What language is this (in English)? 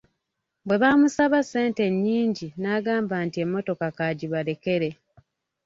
Ganda